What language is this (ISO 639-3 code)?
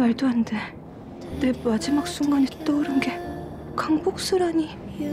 kor